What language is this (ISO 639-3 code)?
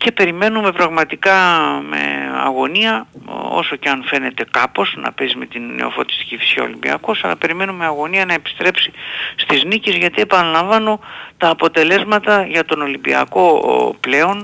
ell